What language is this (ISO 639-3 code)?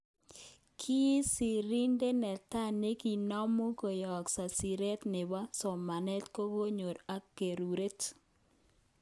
kln